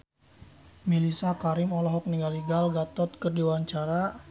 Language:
Sundanese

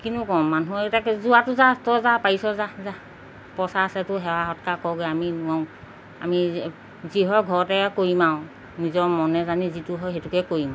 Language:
Assamese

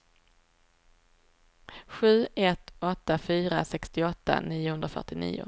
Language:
Swedish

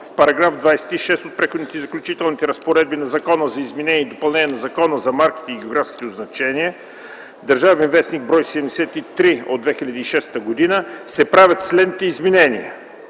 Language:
Bulgarian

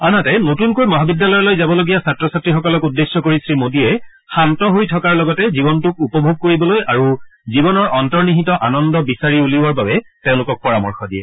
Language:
Assamese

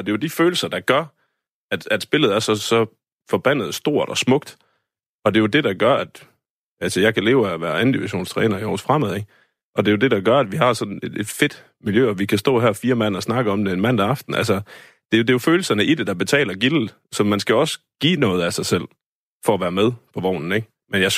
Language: Danish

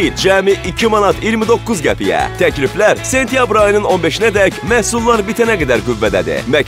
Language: Turkish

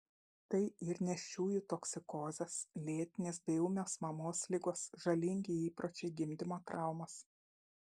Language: Lithuanian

